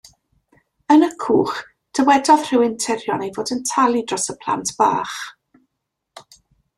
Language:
Welsh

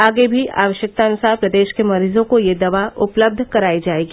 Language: Hindi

